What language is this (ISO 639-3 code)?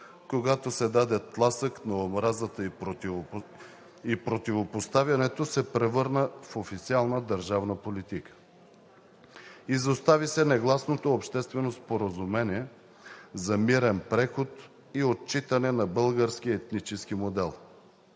bul